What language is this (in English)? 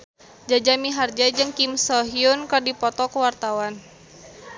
Sundanese